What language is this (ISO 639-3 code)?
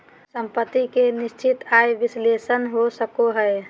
mag